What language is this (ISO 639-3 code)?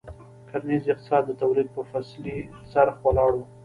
pus